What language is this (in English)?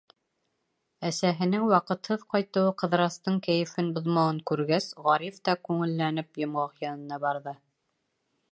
Bashkir